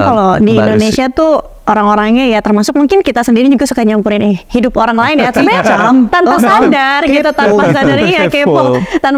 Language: Indonesian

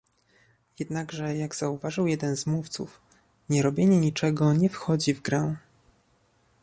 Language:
Polish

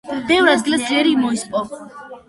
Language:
Georgian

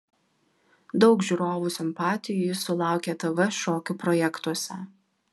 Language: Lithuanian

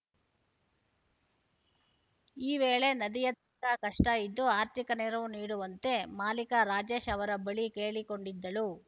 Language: Kannada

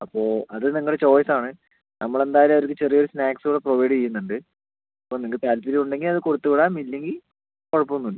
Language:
Malayalam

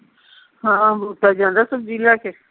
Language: Punjabi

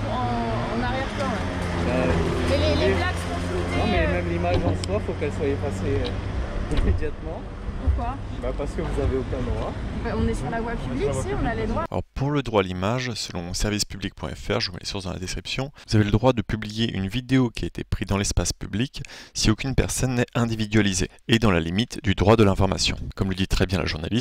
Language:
French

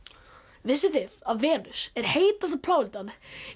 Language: Icelandic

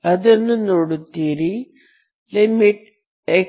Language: Kannada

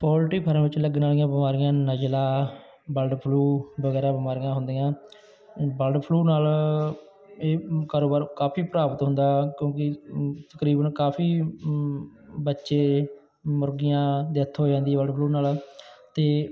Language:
Punjabi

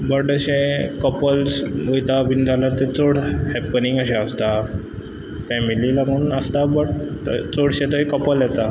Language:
Konkani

